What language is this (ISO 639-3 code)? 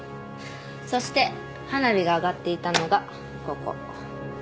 jpn